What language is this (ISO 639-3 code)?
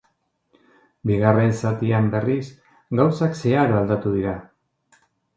eus